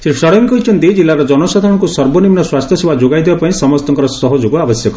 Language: Odia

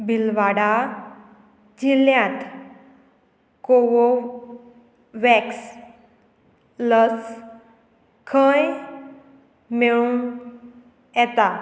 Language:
Konkani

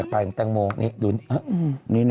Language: Thai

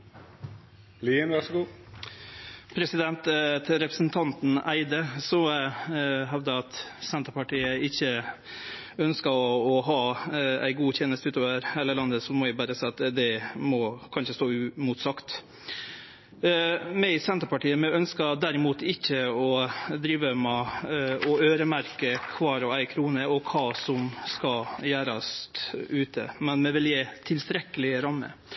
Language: Norwegian Nynorsk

